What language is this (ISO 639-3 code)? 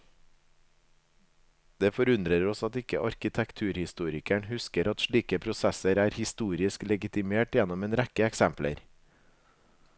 nor